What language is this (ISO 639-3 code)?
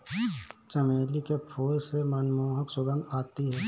hin